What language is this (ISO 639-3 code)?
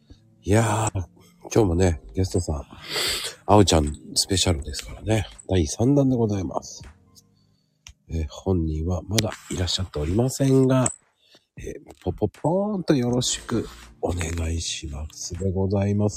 jpn